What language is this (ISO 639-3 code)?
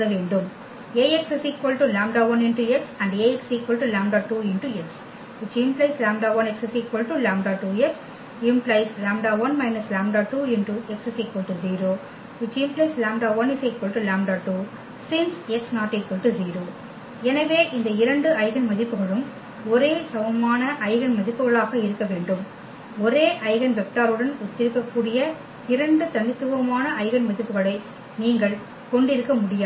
tam